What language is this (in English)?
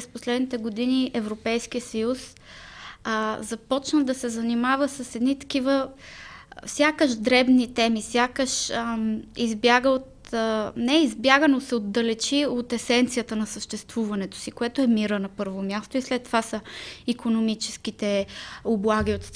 Bulgarian